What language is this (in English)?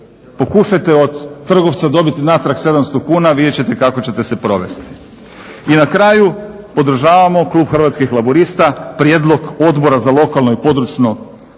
Croatian